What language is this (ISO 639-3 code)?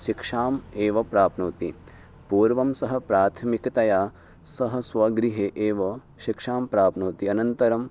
san